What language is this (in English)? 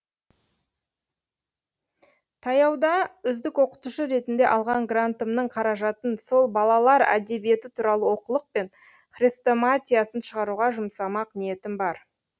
Kazakh